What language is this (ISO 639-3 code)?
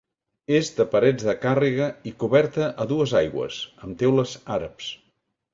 cat